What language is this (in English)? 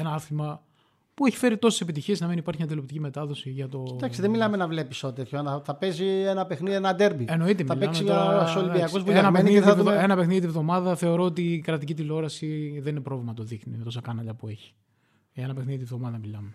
Greek